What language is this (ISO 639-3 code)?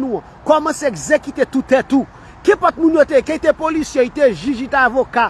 fra